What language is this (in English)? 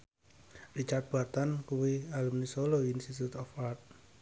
Javanese